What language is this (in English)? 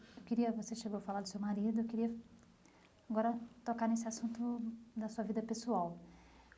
Portuguese